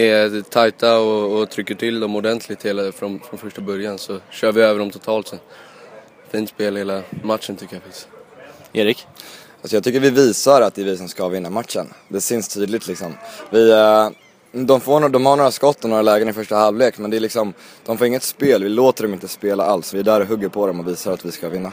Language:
Swedish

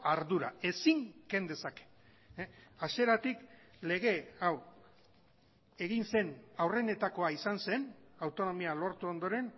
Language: Basque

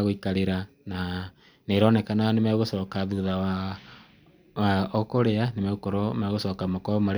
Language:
Kikuyu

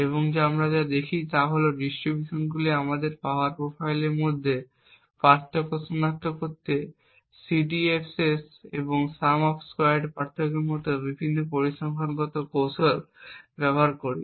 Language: Bangla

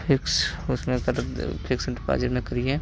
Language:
Hindi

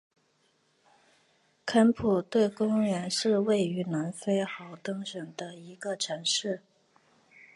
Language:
Chinese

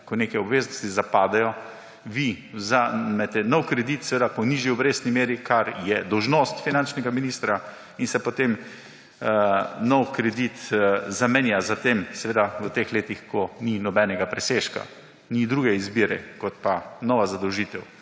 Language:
Slovenian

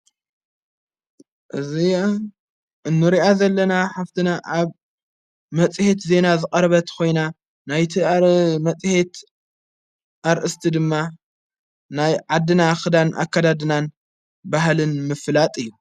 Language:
Tigrinya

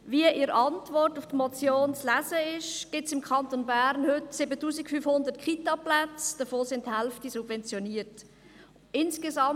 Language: Swiss German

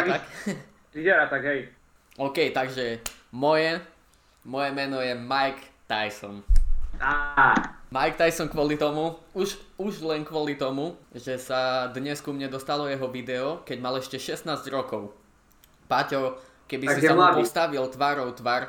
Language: Slovak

